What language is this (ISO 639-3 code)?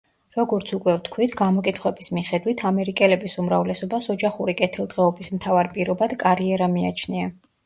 kat